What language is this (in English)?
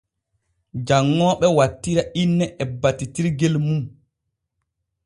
Borgu Fulfulde